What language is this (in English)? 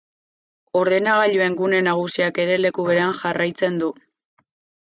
Basque